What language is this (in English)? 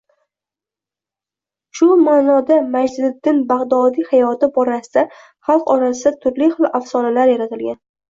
Uzbek